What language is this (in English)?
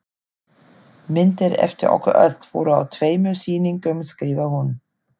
Icelandic